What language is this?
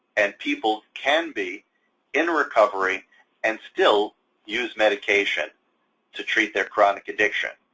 English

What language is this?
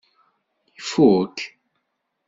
Kabyle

